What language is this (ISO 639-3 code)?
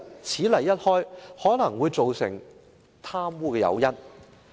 yue